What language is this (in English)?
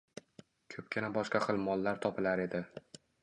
Uzbek